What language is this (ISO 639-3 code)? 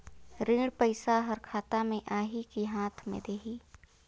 hne